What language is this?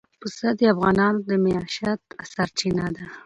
Pashto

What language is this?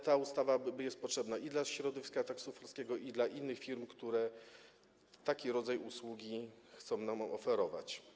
Polish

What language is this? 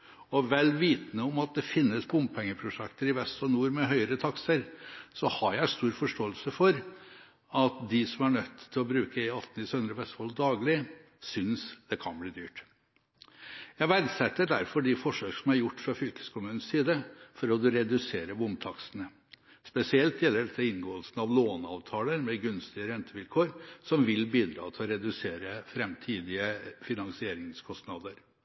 Norwegian Bokmål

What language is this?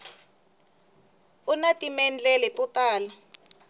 Tsonga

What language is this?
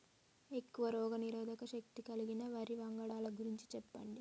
Telugu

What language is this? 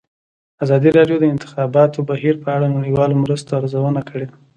Pashto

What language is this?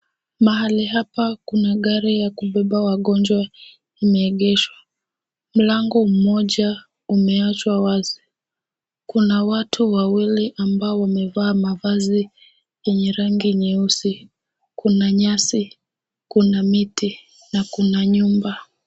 Swahili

